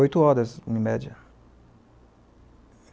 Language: Portuguese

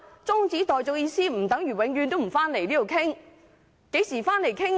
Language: Cantonese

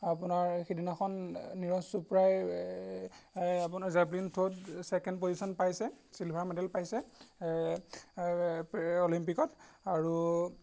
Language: Assamese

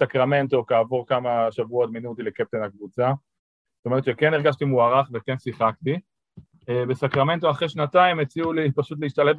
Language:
Hebrew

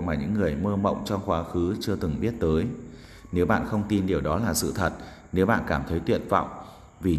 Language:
Vietnamese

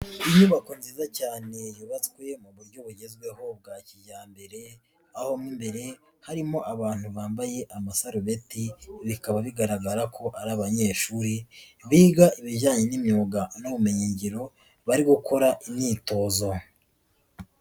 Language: Kinyarwanda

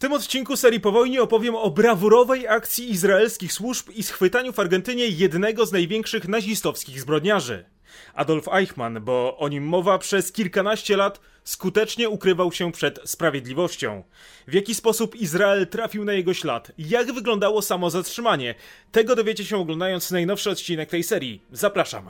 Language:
Polish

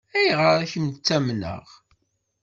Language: Kabyle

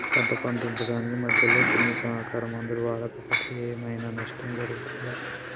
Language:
Telugu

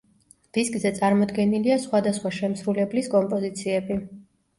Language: Georgian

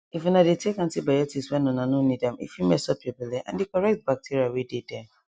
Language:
Nigerian Pidgin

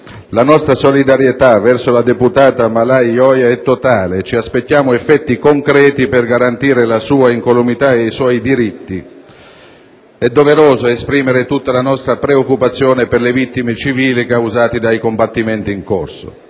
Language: Italian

